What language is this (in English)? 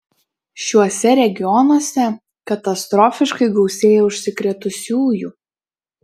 Lithuanian